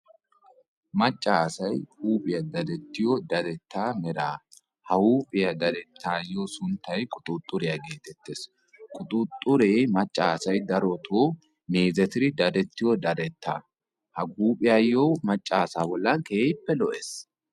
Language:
Wolaytta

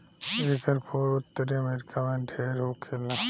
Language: Bhojpuri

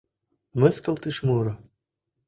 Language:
Mari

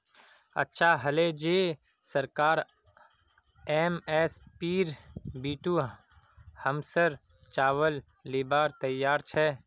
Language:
Magahi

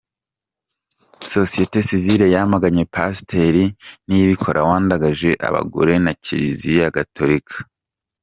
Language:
Kinyarwanda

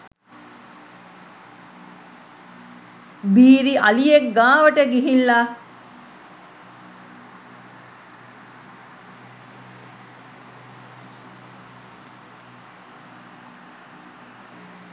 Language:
Sinhala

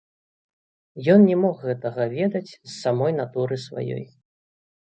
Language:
Belarusian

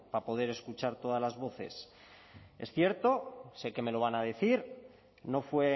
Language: Spanish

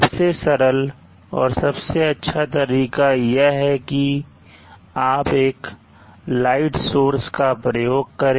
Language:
Hindi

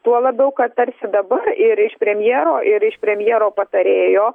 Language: Lithuanian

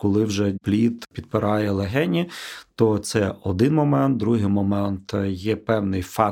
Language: Ukrainian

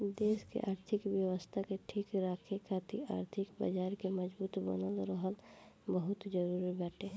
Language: Bhojpuri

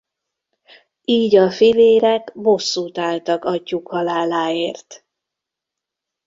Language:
Hungarian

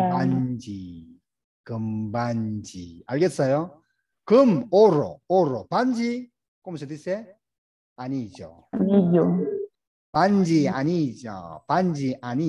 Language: Korean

